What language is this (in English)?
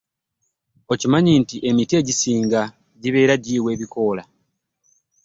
Ganda